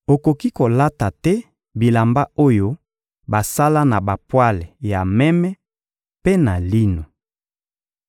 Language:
Lingala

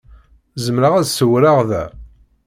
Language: Kabyle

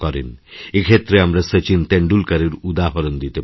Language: Bangla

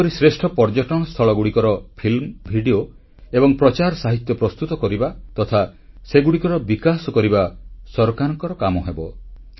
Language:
Odia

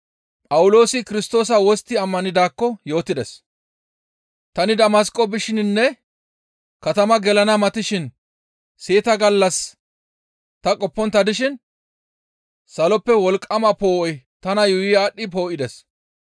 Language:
Gamo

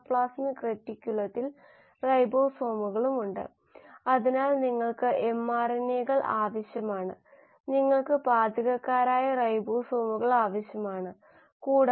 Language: Malayalam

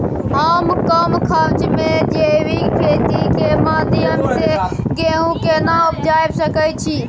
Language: Maithili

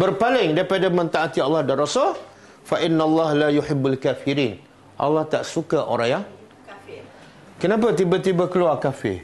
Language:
Malay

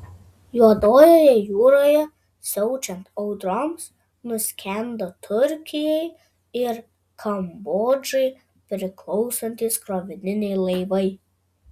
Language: Lithuanian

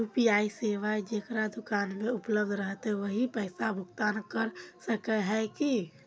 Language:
Magahi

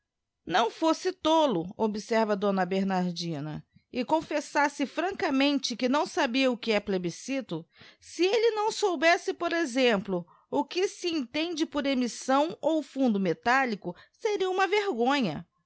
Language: Portuguese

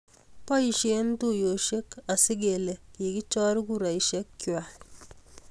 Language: Kalenjin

